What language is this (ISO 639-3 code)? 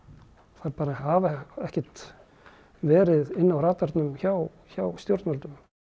isl